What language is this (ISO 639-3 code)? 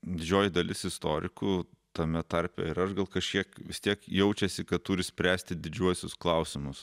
lit